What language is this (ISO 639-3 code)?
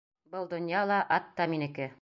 bak